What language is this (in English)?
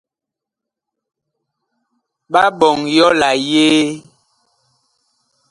Bakoko